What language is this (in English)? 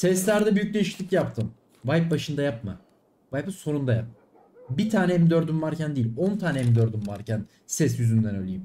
Turkish